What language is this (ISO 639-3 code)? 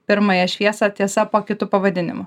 lit